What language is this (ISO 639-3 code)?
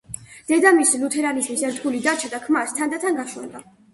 kat